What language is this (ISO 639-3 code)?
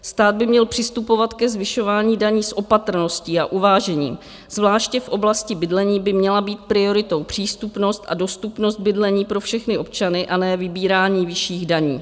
ces